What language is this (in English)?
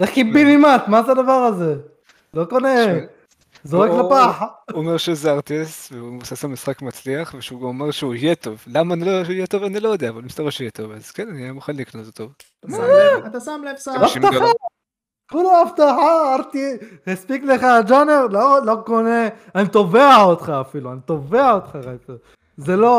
Hebrew